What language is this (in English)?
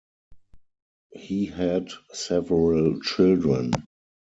English